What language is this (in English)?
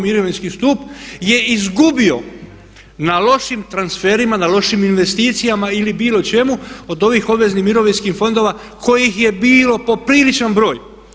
Croatian